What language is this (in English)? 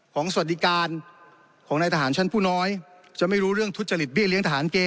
Thai